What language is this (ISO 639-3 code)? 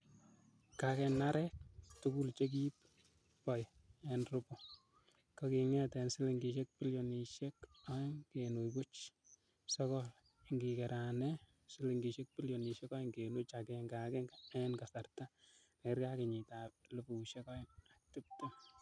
kln